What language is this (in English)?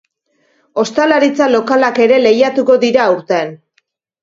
Basque